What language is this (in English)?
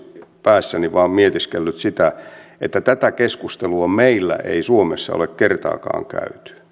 Finnish